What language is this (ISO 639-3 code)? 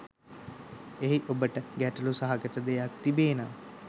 sin